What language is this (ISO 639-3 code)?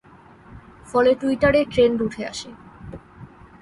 ben